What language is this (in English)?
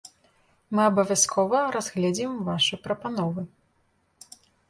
Belarusian